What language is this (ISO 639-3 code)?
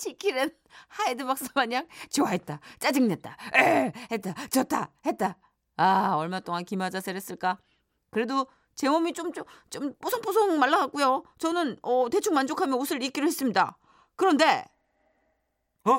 kor